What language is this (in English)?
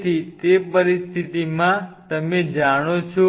Gujarati